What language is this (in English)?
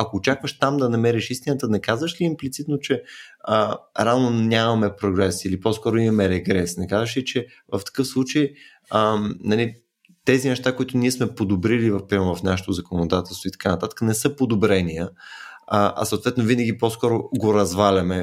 Bulgarian